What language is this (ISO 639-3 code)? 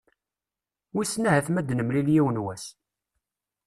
kab